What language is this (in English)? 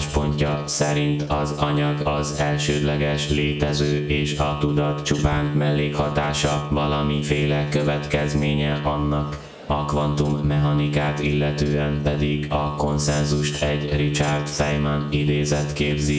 Hungarian